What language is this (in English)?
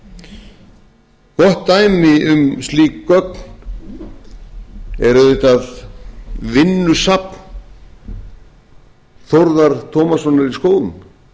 Icelandic